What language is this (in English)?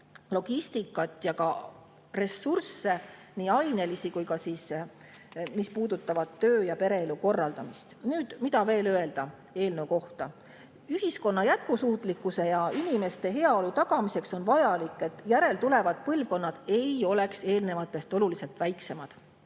Estonian